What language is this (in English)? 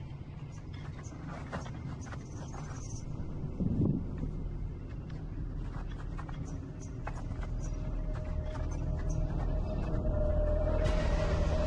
Hindi